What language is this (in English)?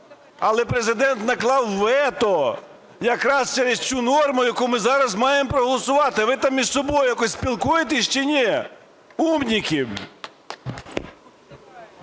Ukrainian